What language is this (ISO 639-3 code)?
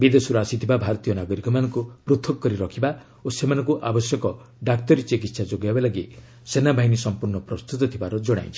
ori